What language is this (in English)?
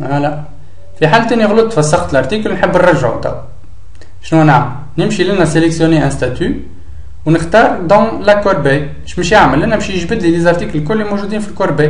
Arabic